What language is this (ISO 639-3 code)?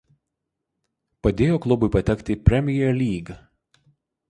lit